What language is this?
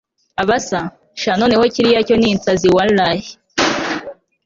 Kinyarwanda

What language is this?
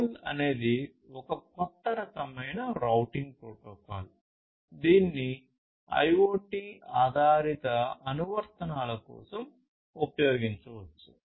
Telugu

